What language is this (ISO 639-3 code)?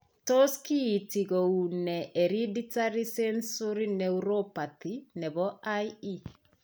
kln